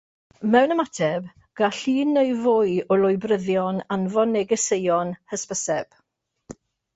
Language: Welsh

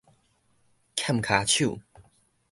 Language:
Min Nan Chinese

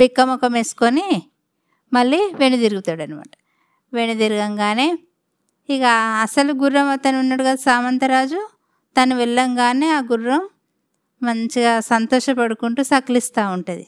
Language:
Telugu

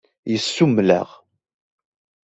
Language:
Kabyle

